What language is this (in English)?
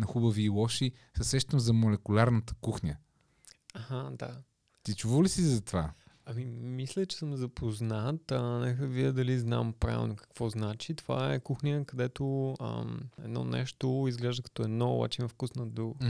Bulgarian